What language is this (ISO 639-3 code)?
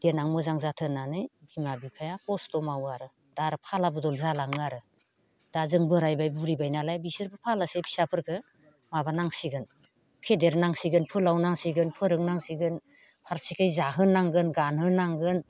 brx